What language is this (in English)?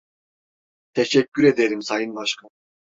Turkish